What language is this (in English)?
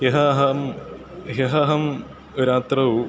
Sanskrit